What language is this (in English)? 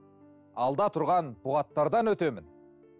Kazakh